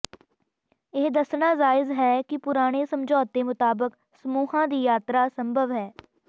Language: Punjabi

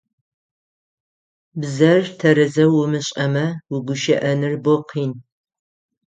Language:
Adyghe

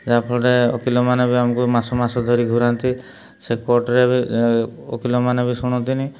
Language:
Odia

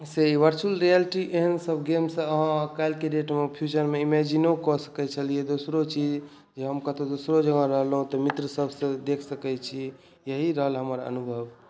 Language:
Maithili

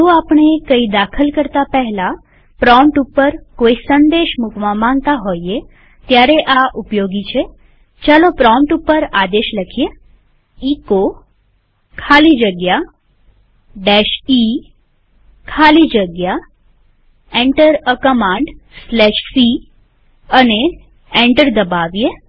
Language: Gujarati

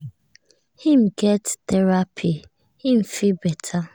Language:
Nigerian Pidgin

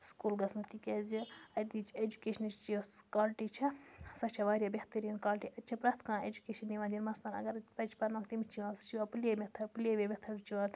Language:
Kashmiri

